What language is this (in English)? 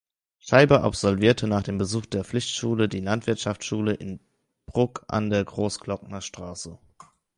German